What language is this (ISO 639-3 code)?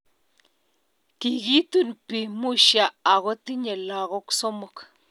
kln